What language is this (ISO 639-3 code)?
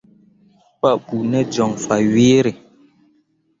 mua